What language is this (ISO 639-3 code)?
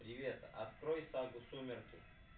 rus